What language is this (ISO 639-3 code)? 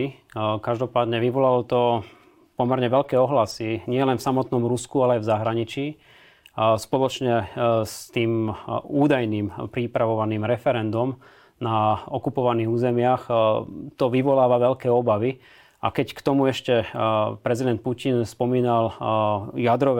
slk